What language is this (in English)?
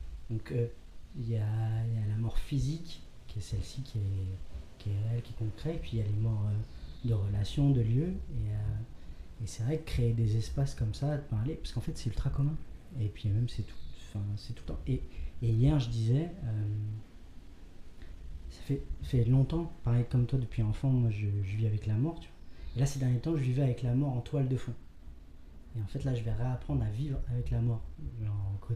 French